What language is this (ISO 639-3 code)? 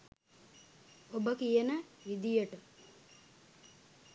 sin